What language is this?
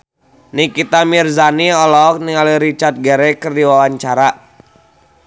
Sundanese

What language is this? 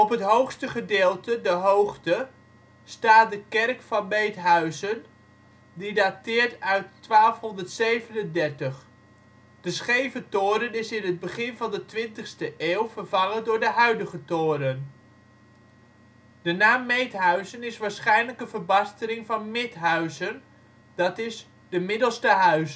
Dutch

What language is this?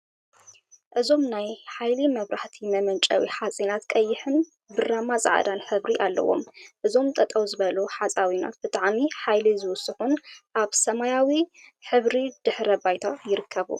Tigrinya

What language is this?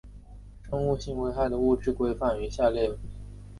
Chinese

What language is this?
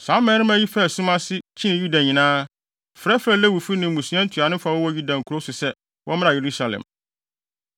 Akan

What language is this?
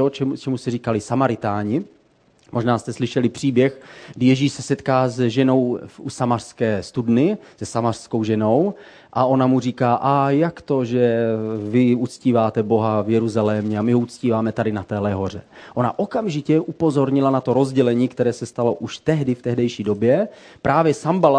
Czech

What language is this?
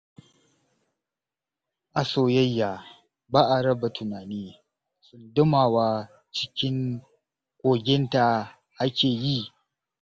Hausa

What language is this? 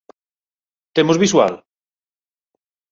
Galician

